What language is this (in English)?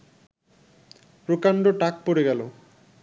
Bangla